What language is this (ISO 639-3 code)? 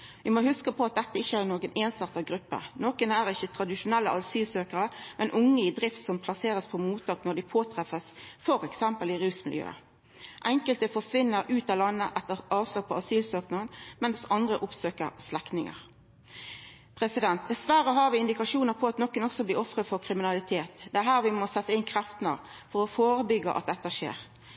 nno